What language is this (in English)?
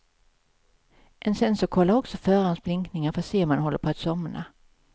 Swedish